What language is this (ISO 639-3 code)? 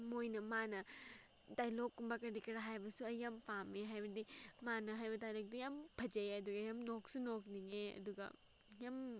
mni